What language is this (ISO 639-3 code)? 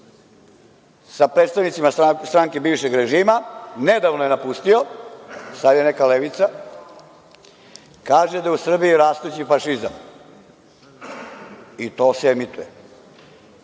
srp